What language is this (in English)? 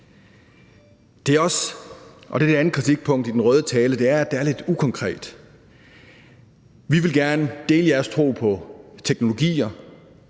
Danish